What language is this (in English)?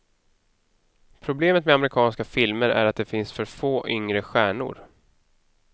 Swedish